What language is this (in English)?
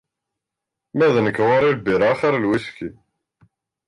Kabyle